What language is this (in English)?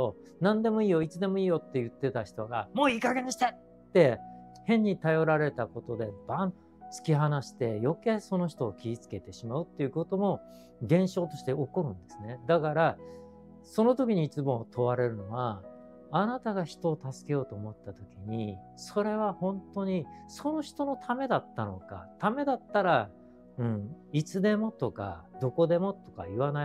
Japanese